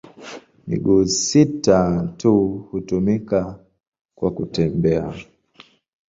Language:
Swahili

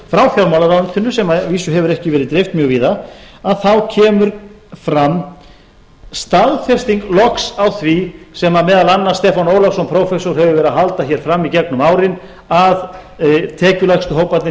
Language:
Icelandic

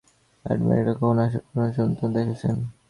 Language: Bangla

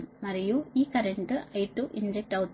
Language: Telugu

